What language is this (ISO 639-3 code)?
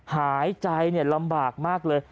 tha